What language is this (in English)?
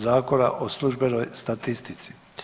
Croatian